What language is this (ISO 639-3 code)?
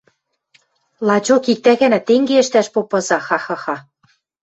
mrj